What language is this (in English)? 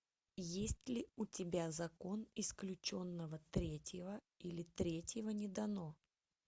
Russian